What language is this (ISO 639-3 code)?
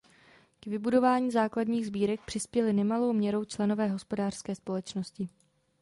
ces